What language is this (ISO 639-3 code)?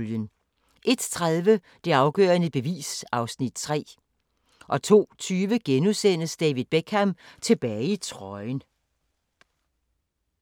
dan